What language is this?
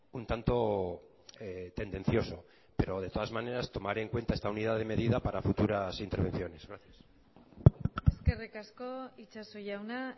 Spanish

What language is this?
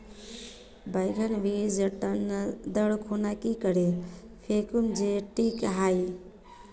Magahi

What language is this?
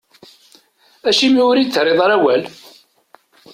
Kabyle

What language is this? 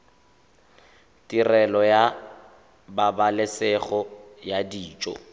Tswana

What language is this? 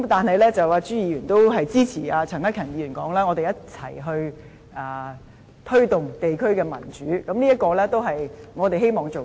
Cantonese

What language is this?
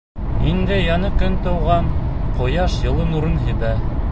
Bashkir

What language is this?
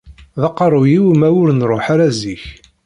Kabyle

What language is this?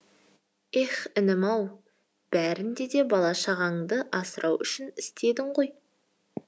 Kazakh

